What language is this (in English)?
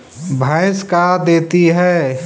Magahi